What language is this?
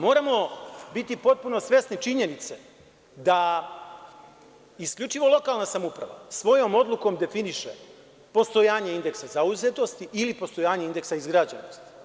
Serbian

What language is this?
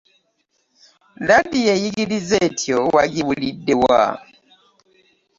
Ganda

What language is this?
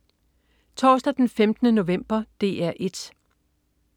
Danish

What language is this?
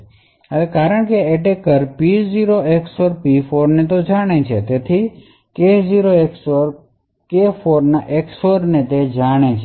Gujarati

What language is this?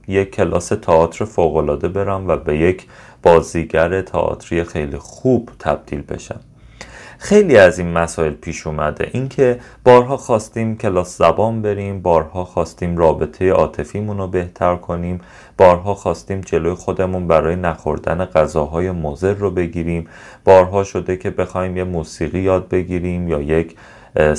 Persian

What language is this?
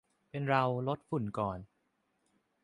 Thai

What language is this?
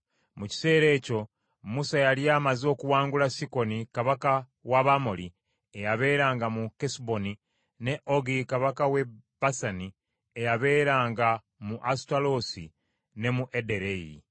Ganda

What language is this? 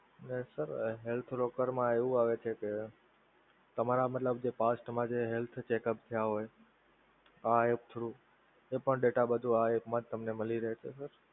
Gujarati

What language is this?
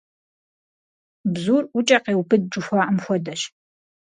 Kabardian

